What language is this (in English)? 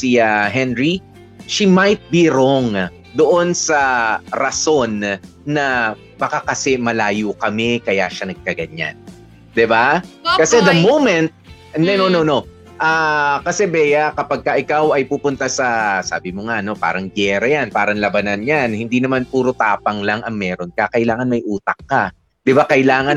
Filipino